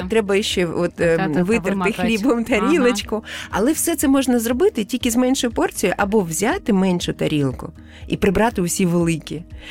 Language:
Ukrainian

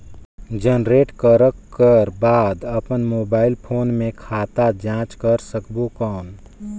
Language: Chhattisgarhi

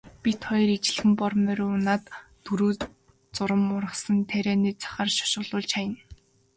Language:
Mongolian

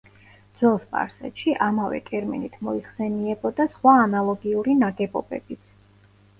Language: Georgian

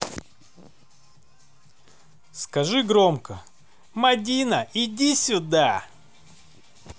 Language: Russian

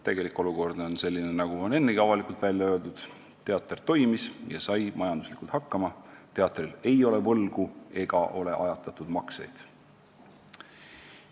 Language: Estonian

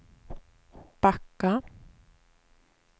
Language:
Swedish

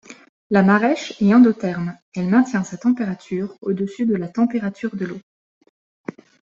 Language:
French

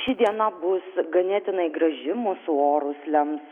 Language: Lithuanian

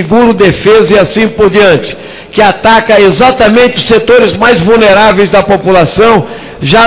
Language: Portuguese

